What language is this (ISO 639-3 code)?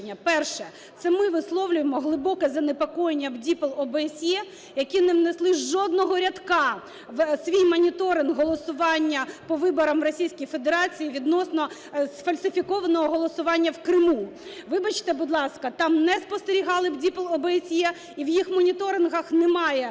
ukr